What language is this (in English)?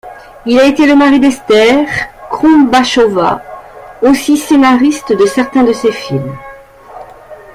French